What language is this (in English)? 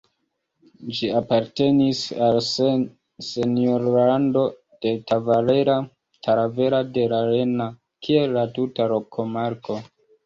Esperanto